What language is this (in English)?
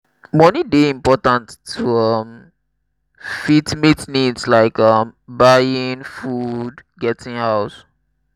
Nigerian Pidgin